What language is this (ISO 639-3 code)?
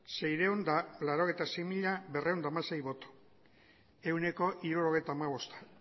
eus